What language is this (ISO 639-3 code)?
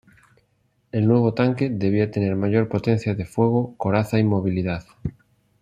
spa